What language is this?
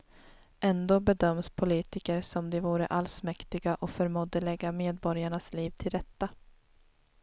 Swedish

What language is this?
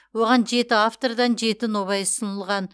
Kazakh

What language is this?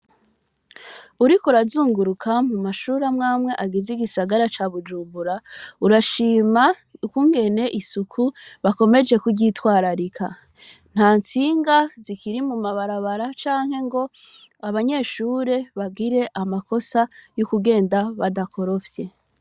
Rundi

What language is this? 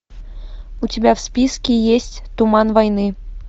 Russian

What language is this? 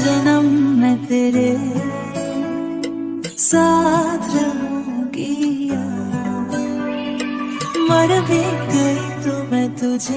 Hindi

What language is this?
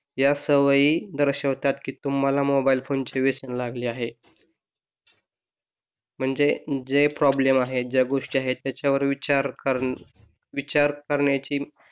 Marathi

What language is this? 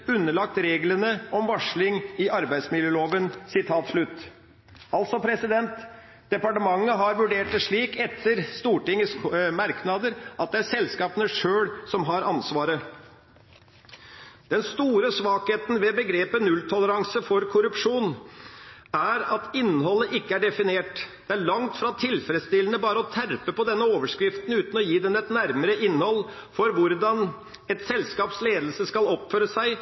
Norwegian Bokmål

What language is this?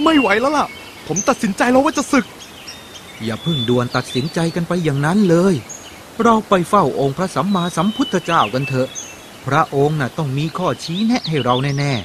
Thai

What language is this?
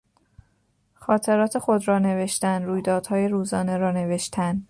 Persian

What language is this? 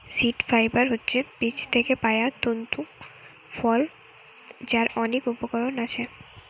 Bangla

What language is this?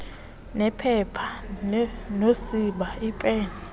Xhosa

